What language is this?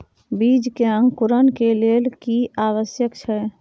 Maithili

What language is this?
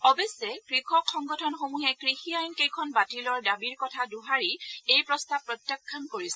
Assamese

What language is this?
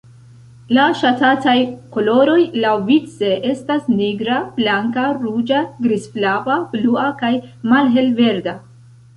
Esperanto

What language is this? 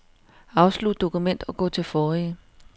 Danish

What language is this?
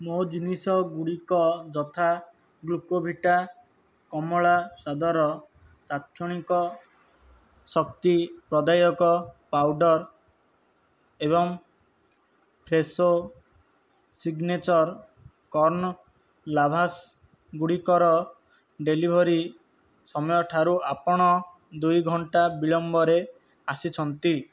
Odia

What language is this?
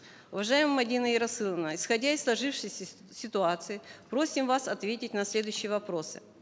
Kazakh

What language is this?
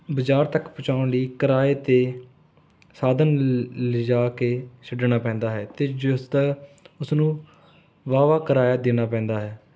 Punjabi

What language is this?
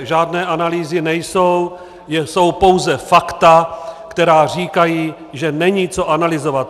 Czech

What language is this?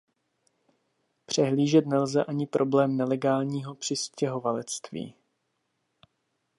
Czech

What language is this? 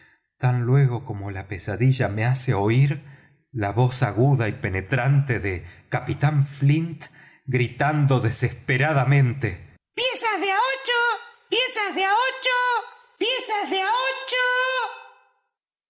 Spanish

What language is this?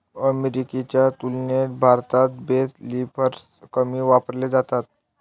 Marathi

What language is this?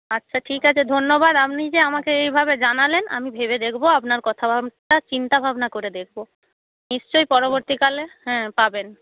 Bangla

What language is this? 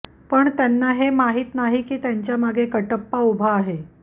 Marathi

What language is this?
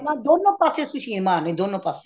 Punjabi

